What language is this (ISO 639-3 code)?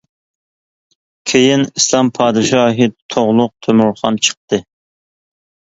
uig